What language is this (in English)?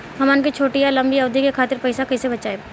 Bhojpuri